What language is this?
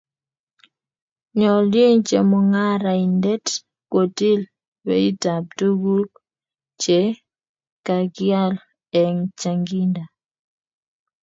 Kalenjin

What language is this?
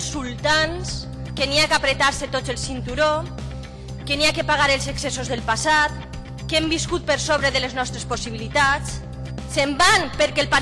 Spanish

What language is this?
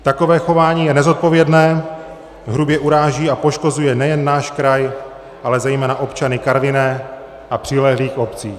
Czech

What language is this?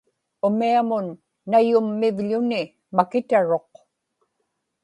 Inupiaq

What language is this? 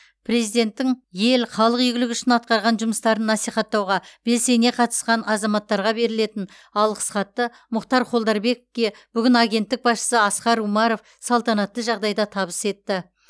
Kazakh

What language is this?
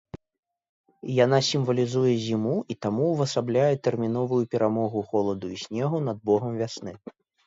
Belarusian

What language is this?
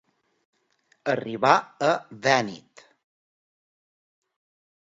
Catalan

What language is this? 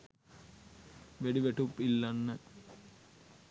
Sinhala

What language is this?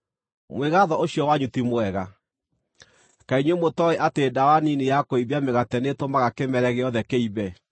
Kikuyu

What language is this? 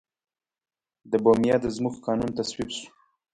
Pashto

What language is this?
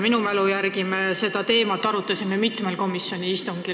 Estonian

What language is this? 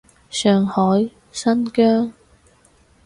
Cantonese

